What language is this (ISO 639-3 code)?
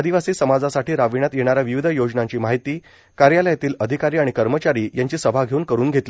mar